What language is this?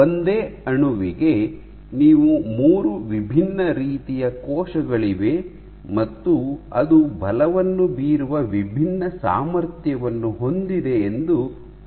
Kannada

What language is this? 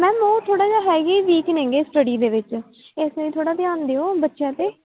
Punjabi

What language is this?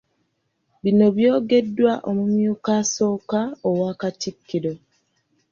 Ganda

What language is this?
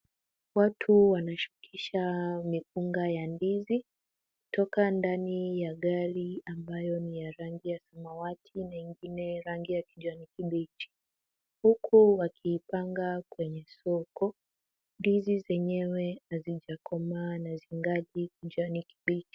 Swahili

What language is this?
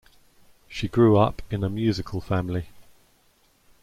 English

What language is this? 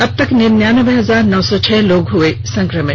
Hindi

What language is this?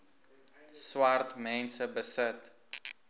Afrikaans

